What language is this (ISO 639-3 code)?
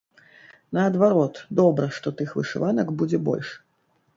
bel